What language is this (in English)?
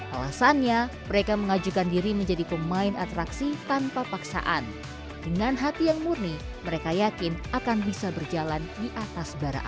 Indonesian